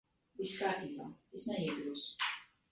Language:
Latvian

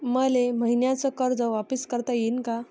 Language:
Marathi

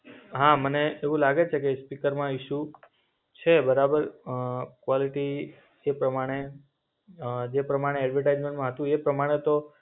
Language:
Gujarati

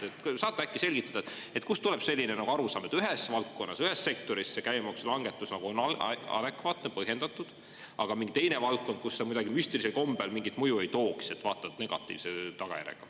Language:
Estonian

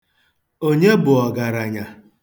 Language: Igbo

